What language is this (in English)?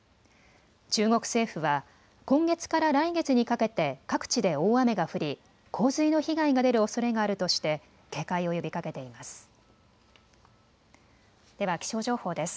Japanese